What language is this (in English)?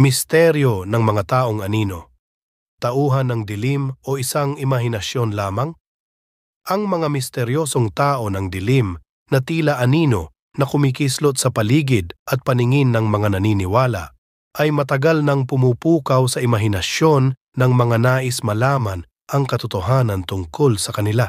Filipino